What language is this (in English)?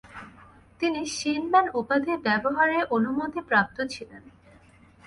Bangla